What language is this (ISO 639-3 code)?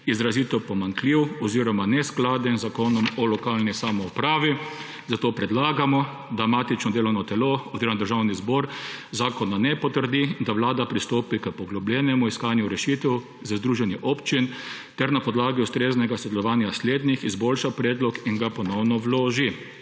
slv